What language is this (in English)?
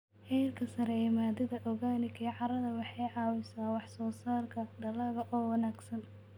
Somali